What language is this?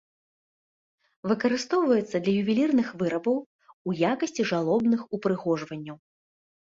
Belarusian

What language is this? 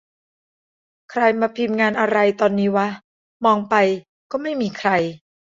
Thai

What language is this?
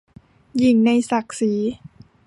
Thai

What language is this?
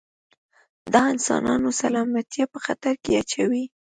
Pashto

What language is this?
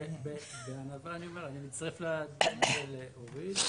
Hebrew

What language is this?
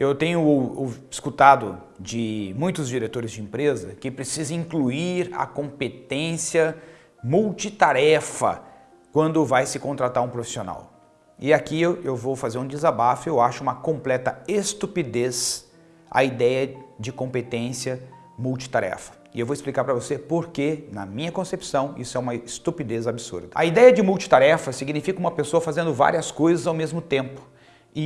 Portuguese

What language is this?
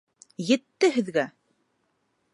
Bashkir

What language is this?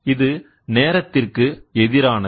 Tamil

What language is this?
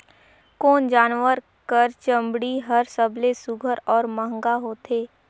Chhattisgarhi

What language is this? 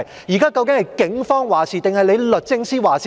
Cantonese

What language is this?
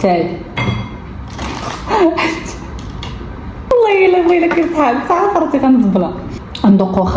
Arabic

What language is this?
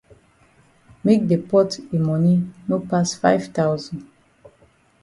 Cameroon Pidgin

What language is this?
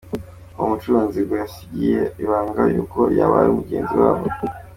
Kinyarwanda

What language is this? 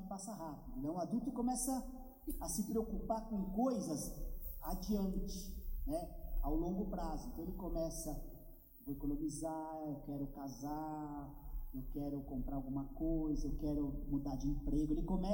Portuguese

